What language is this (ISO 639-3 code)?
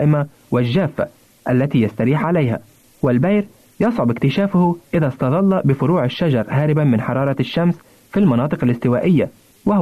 ara